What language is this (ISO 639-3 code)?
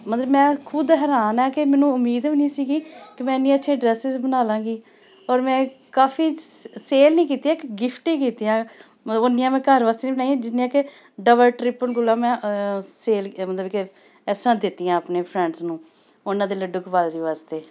pan